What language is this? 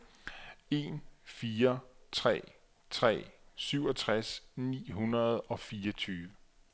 Danish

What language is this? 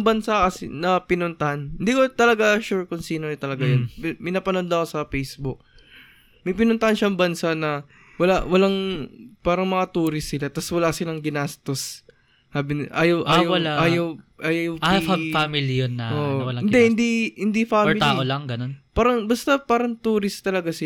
Filipino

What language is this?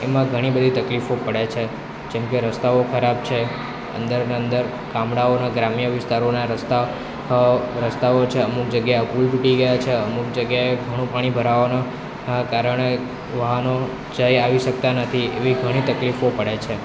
Gujarati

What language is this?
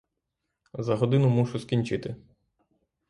Ukrainian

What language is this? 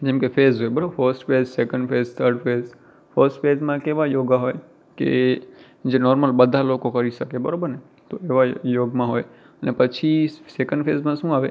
Gujarati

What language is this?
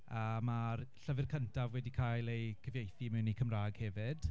Welsh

